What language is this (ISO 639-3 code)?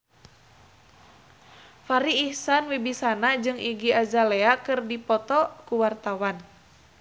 sun